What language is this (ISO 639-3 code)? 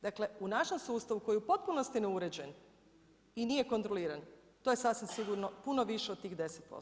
hrv